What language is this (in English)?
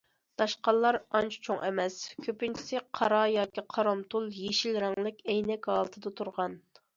Uyghur